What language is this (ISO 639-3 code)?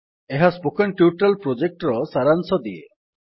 ori